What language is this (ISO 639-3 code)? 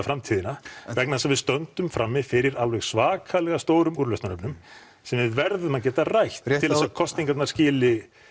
isl